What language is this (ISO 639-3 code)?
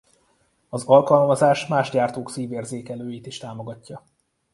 hun